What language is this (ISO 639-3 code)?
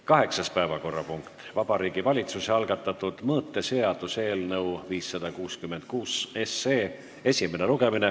est